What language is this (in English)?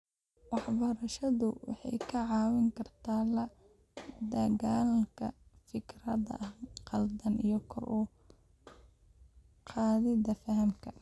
Somali